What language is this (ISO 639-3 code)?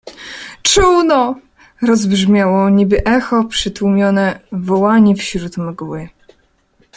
pol